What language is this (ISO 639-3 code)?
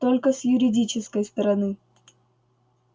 rus